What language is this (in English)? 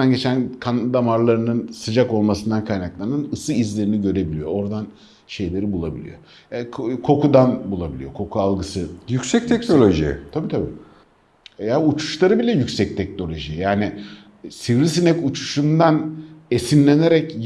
Turkish